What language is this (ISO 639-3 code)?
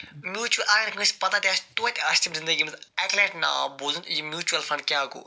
kas